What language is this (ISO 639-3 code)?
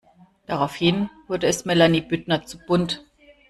deu